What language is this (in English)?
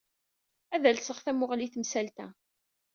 Kabyle